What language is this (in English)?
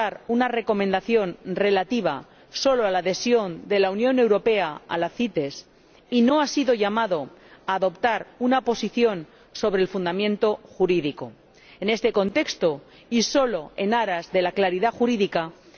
Spanish